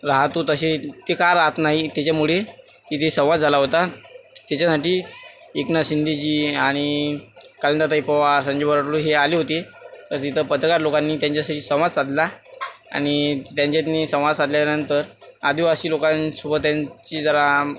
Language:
Marathi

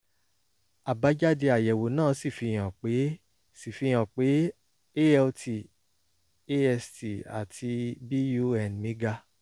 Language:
Yoruba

